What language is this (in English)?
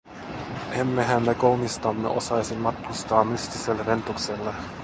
Finnish